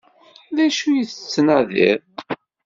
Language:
Kabyle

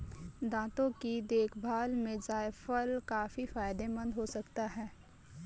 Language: Hindi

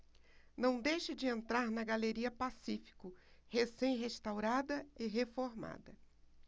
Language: Portuguese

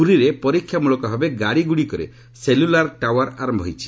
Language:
Odia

